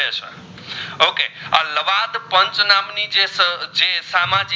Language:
Gujarati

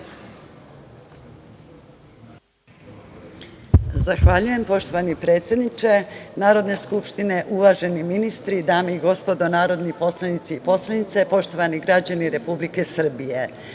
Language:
Serbian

